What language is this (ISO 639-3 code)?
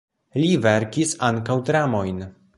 epo